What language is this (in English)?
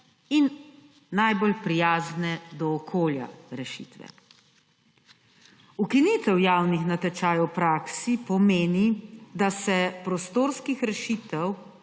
Slovenian